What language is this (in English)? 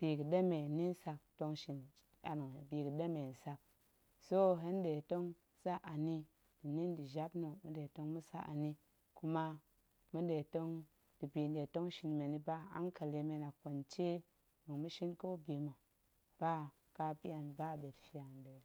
Goemai